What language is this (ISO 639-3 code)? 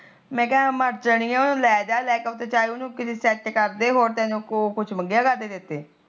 pan